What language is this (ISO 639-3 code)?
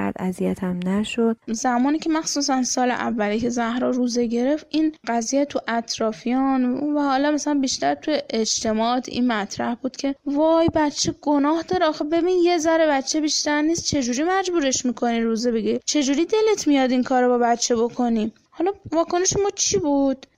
fas